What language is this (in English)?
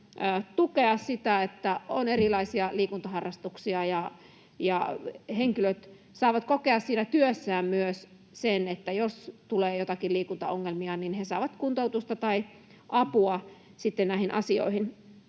Finnish